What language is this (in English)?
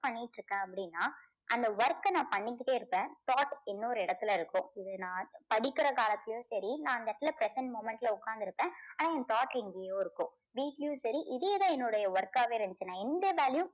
Tamil